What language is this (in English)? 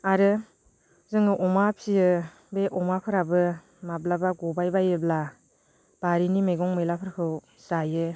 Bodo